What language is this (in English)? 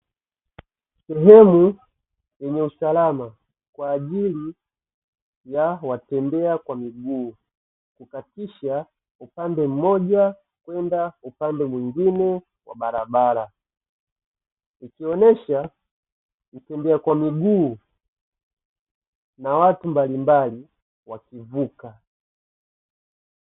Swahili